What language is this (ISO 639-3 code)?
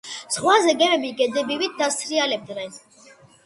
kat